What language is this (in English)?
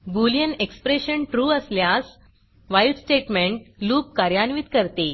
Marathi